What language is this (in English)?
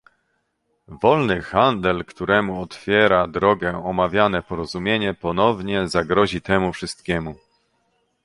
Polish